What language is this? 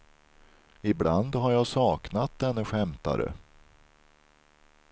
Swedish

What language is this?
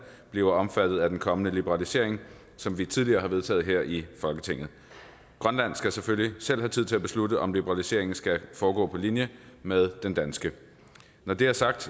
Danish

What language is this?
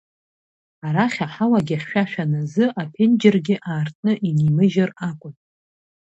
Abkhazian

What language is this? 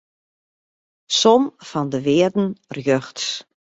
Western Frisian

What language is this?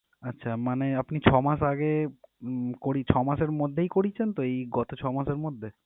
Bangla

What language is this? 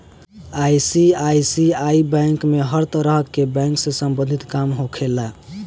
Bhojpuri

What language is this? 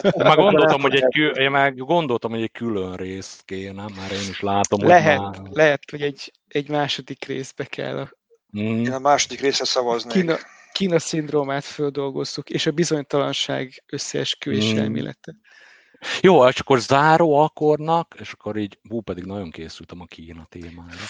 Hungarian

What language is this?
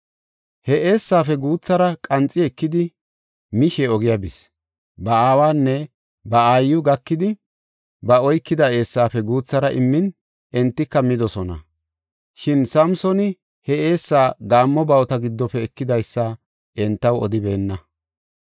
Gofa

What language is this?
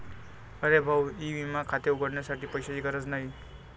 Marathi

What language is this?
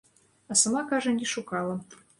Belarusian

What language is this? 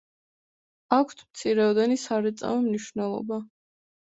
Georgian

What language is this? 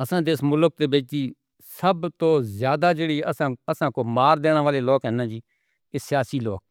Northern Hindko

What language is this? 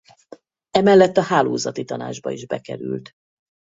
Hungarian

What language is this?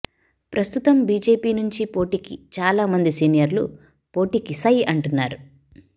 Telugu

